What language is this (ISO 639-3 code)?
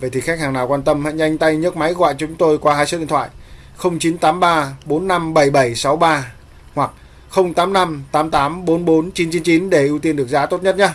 vie